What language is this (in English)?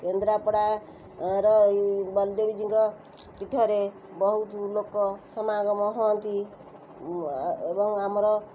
Odia